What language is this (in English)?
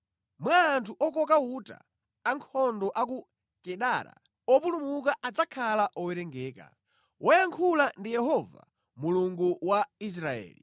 Nyanja